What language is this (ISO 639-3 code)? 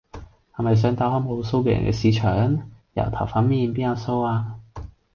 yue